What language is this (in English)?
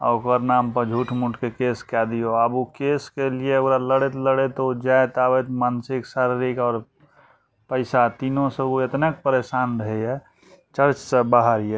Maithili